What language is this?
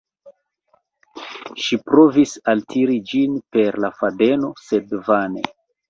Esperanto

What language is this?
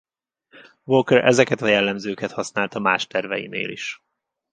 Hungarian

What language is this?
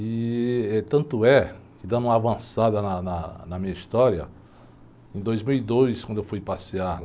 Portuguese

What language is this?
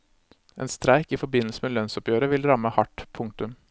Norwegian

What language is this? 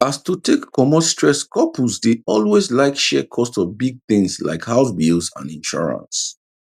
Nigerian Pidgin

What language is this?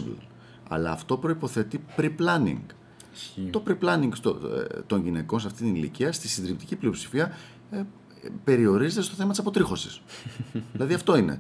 Greek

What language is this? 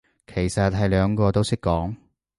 Cantonese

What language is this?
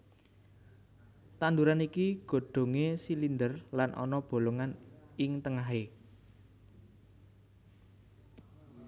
Javanese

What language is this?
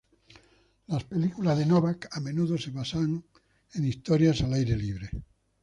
Spanish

